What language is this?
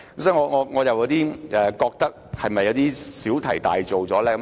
Cantonese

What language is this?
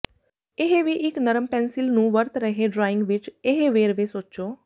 Punjabi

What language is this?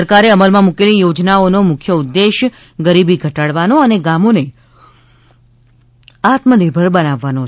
Gujarati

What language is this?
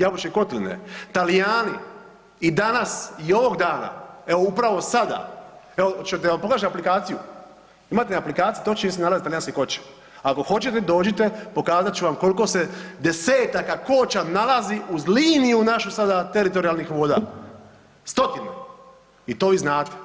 Croatian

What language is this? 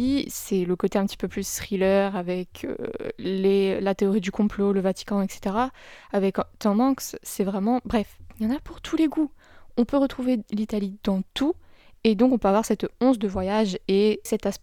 French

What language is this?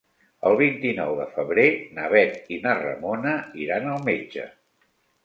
Catalan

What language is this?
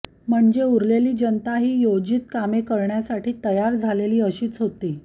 Marathi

